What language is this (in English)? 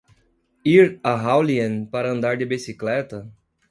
Portuguese